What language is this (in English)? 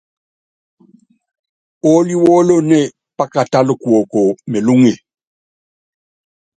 Yangben